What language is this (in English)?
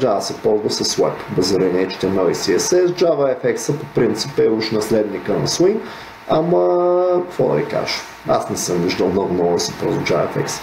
Bulgarian